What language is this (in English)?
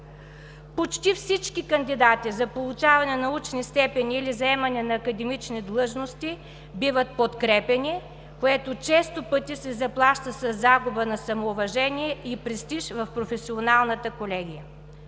Bulgarian